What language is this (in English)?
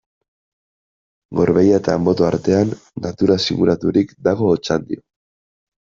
Basque